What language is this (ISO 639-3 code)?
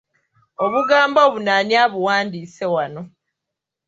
lug